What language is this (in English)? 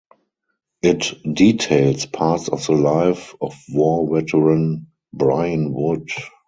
English